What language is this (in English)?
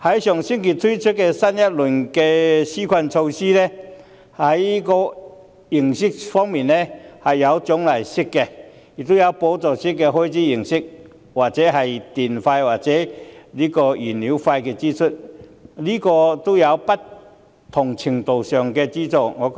Cantonese